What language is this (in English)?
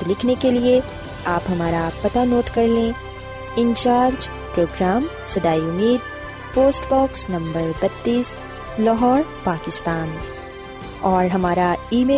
Urdu